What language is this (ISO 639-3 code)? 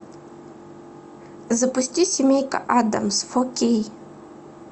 rus